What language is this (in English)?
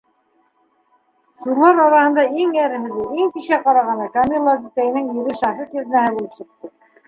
Bashkir